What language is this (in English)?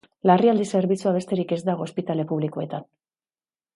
Basque